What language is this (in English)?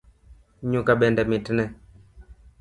Luo (Kenya and Tanzania)